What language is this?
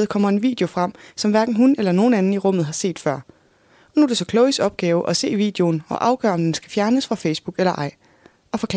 Danish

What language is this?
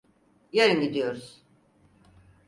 Turkish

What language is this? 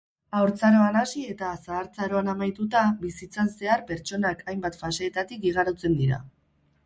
Basque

